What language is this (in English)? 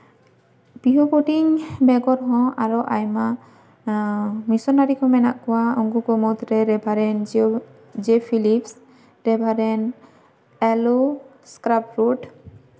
Santali